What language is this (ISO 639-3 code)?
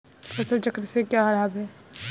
hin